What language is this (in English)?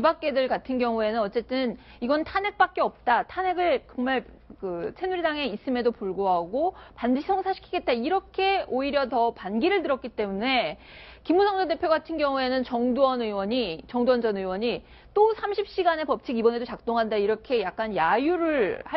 Korean